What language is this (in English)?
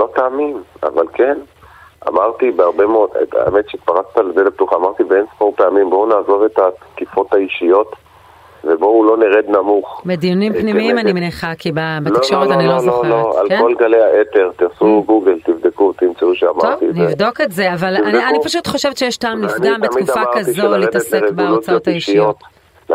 Hebrew